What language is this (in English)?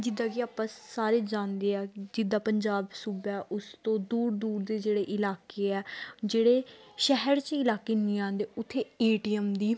Punjabi